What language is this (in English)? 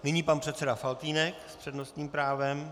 Czech